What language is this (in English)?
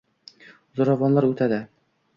Uzbek